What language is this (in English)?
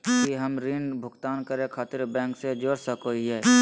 Magahi